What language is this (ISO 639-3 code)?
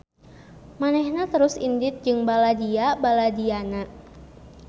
sun